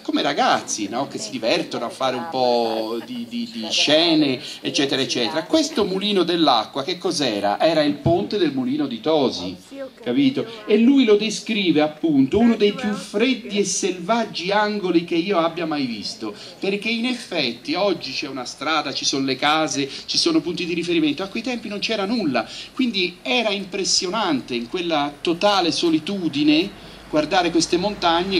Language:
Italian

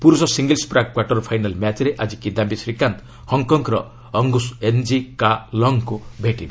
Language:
Odia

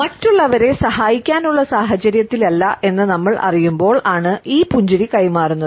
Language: Malayalam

